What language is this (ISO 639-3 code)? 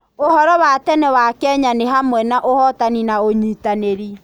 kik